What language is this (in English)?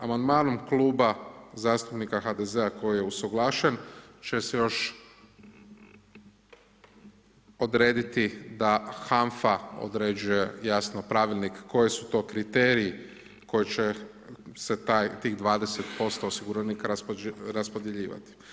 Croatian